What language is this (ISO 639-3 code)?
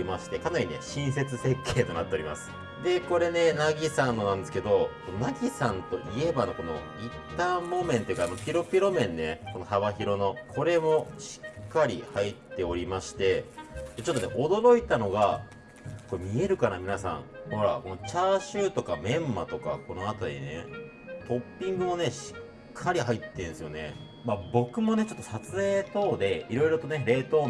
jpn